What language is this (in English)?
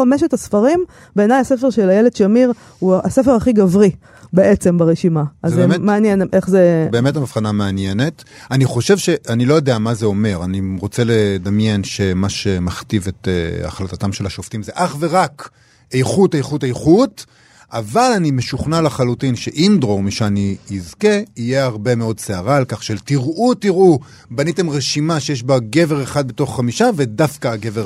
Hebrew